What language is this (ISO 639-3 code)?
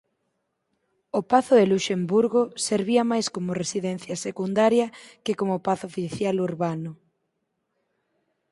glg